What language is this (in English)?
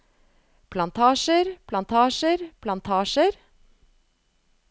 Norwegian